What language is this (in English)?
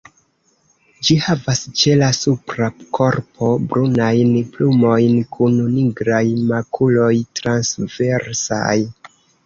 Esperanto